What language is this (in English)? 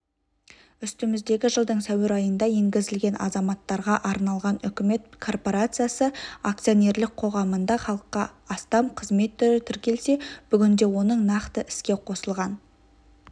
Kazakh